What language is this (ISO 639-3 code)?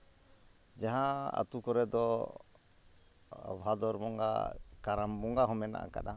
sat